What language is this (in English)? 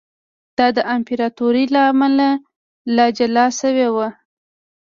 Pashto